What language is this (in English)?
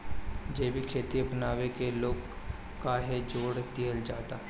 Bhojpuri